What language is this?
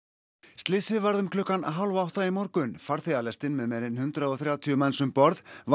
Icelandic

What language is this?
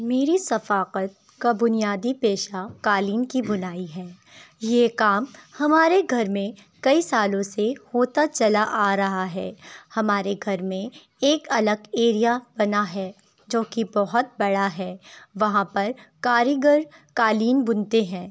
Urdu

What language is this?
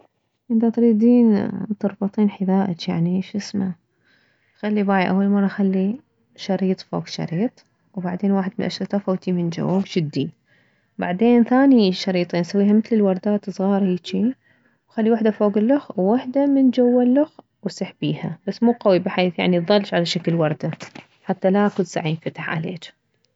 Mesopotamian Arabic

